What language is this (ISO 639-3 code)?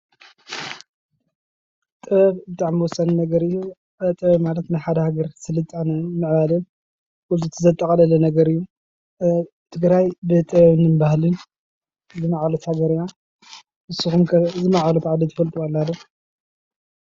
tir